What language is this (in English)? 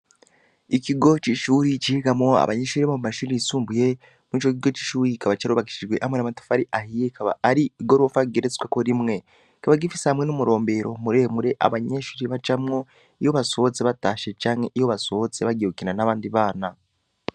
Rundi